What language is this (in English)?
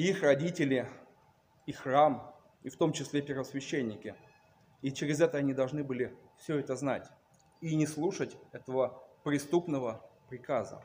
Russian